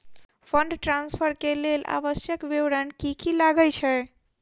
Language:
Maithili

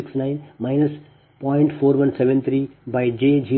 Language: Kannada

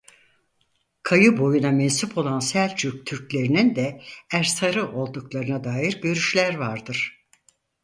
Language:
Turkish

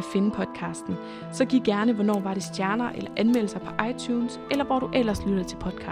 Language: Danish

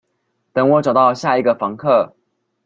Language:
Chinese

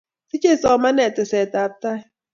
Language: Kalenjin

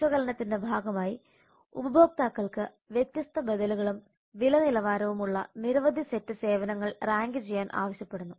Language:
Malayalam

